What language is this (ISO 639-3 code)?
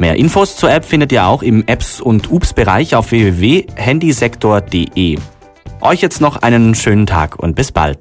deu